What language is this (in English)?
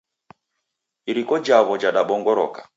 Taita